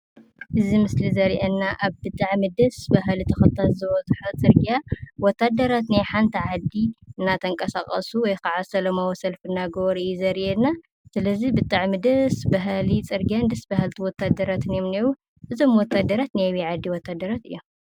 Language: Tigrinya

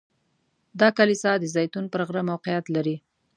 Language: Pashto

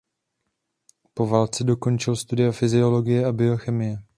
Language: Czech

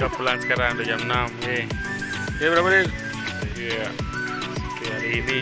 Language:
Indonesian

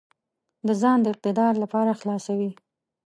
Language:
Pashto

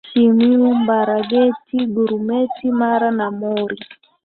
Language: Swahili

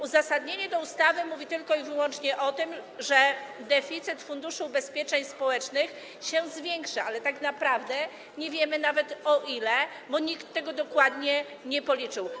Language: Polish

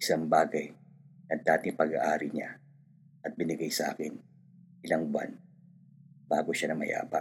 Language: Filipino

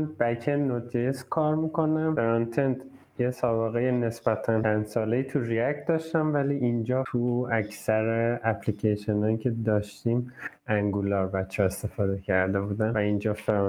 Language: Persian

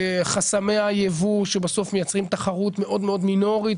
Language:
Hebrew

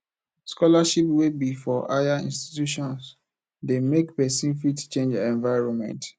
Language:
Nigerian Pidgin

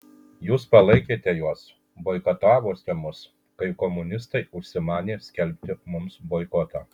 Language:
Lithuanian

